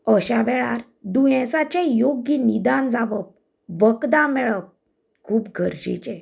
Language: Konkani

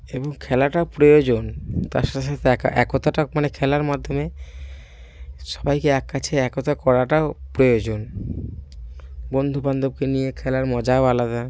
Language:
Bangla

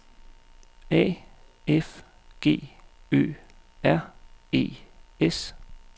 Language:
Danish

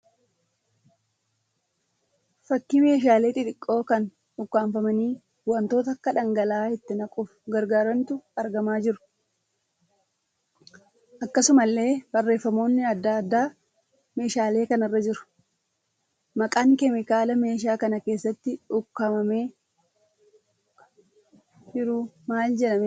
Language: Oromo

